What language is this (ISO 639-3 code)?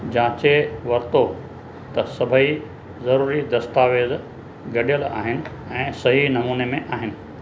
snd